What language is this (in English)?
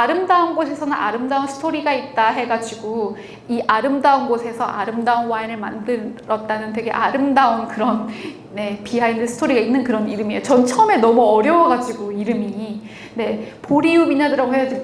Korean